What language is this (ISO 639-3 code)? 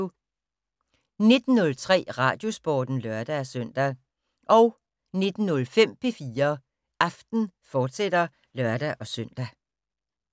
dan